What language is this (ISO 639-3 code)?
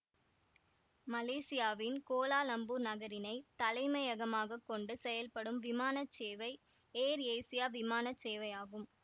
tam